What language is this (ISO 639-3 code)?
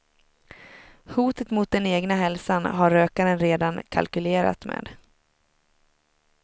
swe